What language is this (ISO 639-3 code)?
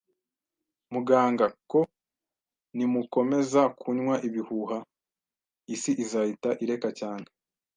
kin